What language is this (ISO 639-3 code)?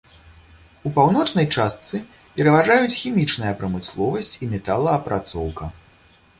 bel